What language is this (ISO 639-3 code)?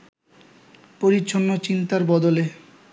ben